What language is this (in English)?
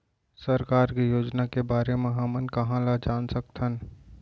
Chhattisgarhi